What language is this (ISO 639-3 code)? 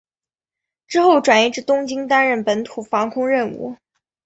zho